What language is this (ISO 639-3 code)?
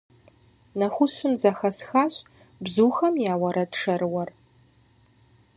kbd